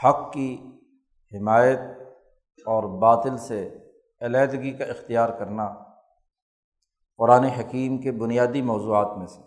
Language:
Urdu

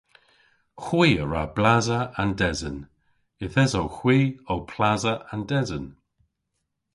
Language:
Cornish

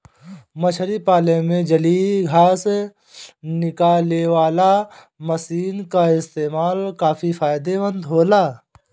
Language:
Bhojpuri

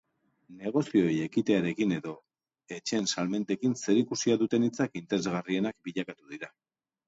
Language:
Basque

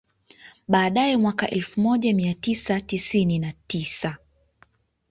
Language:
Swahili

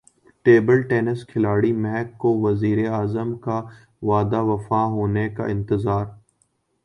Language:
Urdu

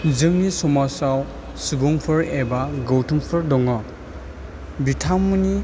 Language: Bodo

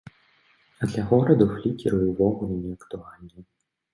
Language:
Belarusian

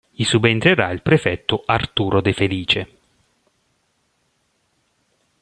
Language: Italian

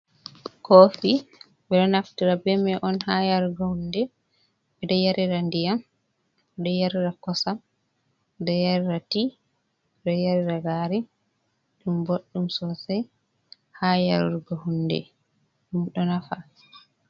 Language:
Fula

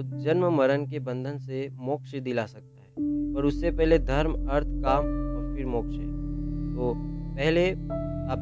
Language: Hindi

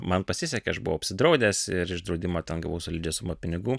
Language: Lithuanian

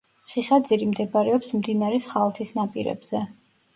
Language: Georgian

